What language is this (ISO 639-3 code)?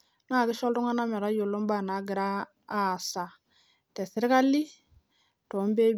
mas